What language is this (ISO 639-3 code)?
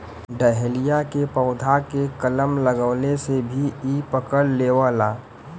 bho